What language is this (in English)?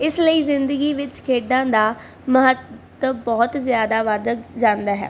Punjabi